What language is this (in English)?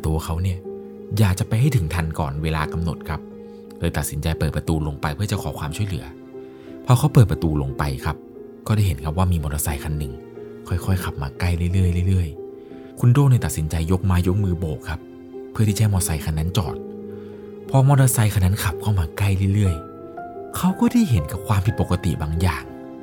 Thai